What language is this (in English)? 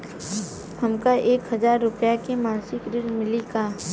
Bhojpuri